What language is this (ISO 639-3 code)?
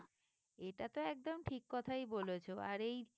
ben